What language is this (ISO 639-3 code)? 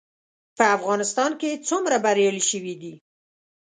pus